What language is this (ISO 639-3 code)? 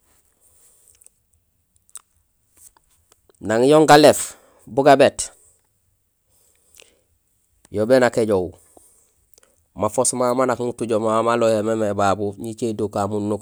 gsl